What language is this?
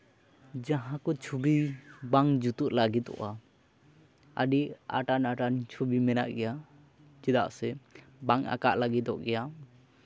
Santali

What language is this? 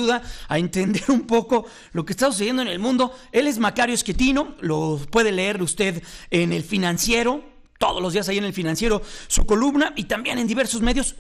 Spanish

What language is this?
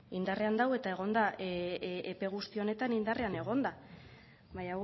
Basque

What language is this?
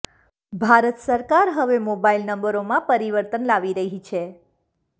Gujarati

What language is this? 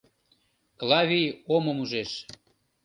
Mari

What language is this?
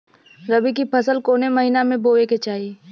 Bhojpuri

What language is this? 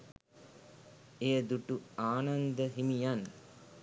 Sinhala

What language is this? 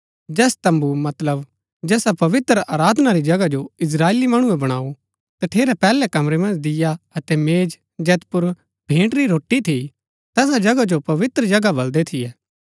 Gaddi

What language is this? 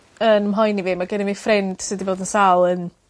Welsh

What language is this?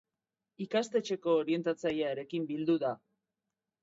Basque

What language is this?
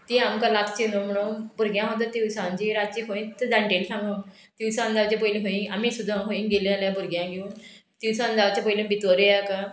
Konkani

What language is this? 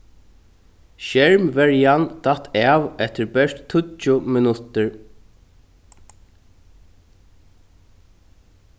Faroese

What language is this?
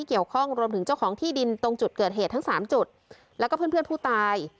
Thai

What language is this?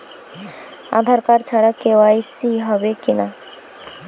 Bangla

